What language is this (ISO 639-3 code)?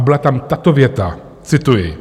ces